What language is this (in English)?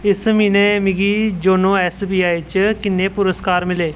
Dogri